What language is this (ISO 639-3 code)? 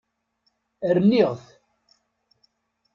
kab